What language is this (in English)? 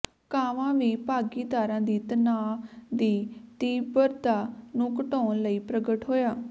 Punjabi